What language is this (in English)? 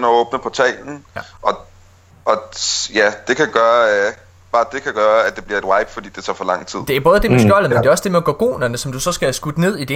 Danish